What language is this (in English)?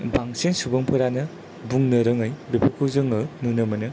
Bodo